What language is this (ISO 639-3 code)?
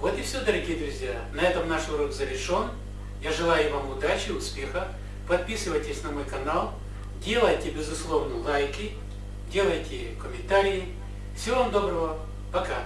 rus